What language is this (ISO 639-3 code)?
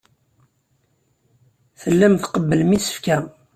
kab